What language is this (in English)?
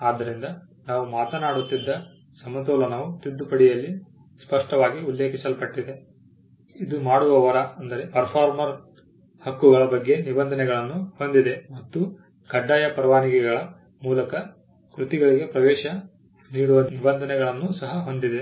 Kannada